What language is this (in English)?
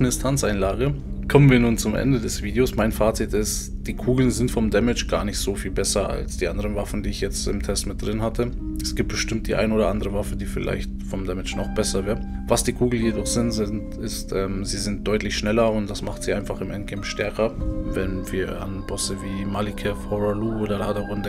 German